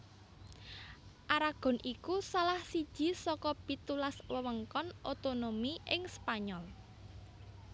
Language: Javanese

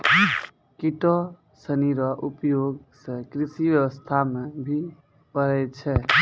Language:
Maithili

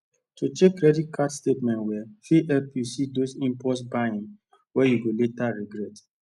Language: Nigerian Pidgin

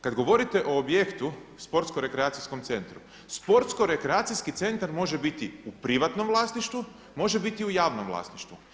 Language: Croatian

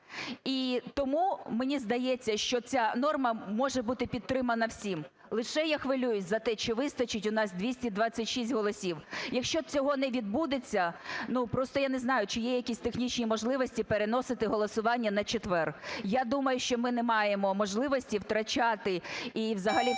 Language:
Ukrainian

